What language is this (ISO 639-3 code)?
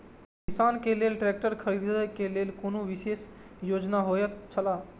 mai